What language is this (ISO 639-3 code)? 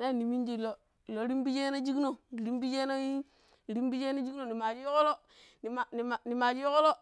pip